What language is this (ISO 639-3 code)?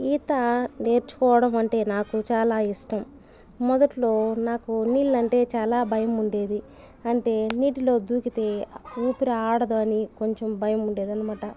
tel